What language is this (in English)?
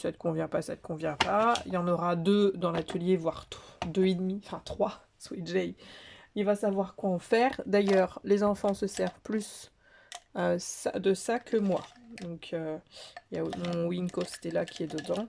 French